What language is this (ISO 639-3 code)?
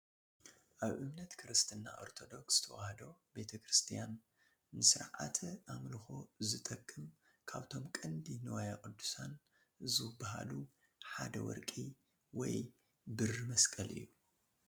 tir